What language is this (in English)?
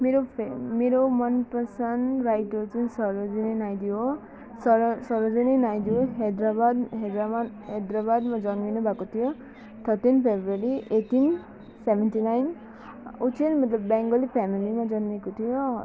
Nepali